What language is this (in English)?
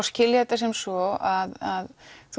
Icelandic